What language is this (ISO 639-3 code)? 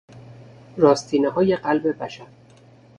fas